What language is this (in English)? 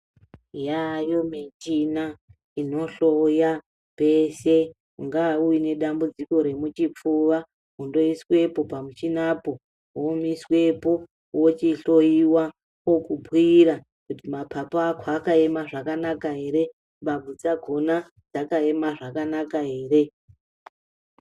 Ndau